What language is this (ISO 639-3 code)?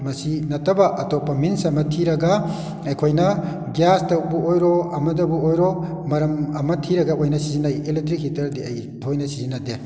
mni